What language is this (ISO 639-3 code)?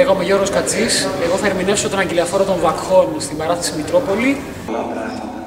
ell